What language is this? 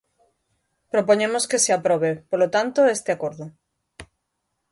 Galician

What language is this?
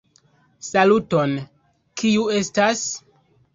Esperanto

